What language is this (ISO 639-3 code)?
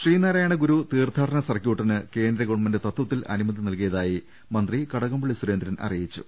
mal